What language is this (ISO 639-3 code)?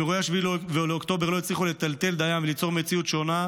heb